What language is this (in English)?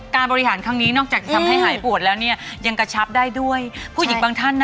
Thai